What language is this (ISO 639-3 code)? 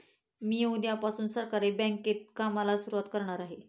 mar